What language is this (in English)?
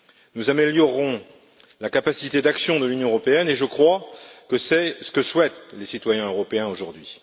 French